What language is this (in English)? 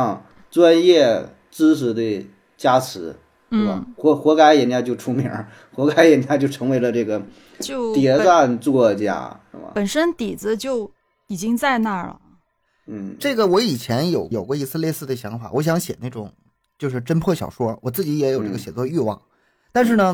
Chinese